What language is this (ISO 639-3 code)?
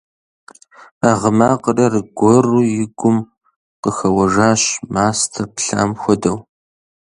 kbd